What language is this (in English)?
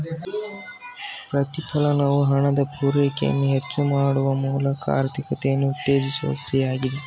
Kannada